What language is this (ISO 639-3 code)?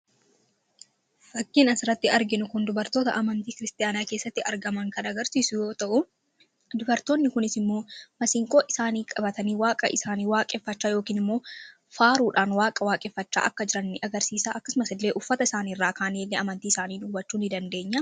orm